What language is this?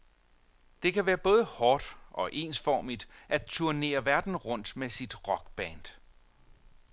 Danish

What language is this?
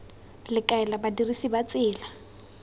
Tswana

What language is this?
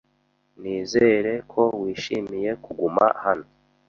Kinyarwanda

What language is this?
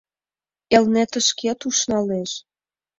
Mari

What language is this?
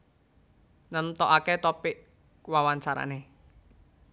Javanese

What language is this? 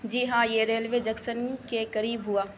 Urdu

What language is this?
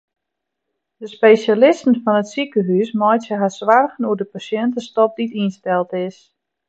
Western Frisian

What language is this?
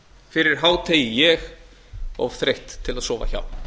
Icelandic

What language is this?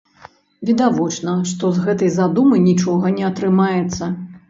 Belarusian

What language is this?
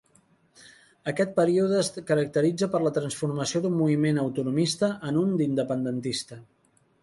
Catalan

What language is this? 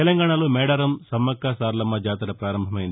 Telugu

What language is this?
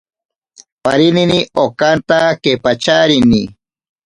Ashéninka Perené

